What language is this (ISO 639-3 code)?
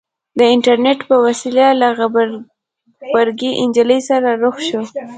pus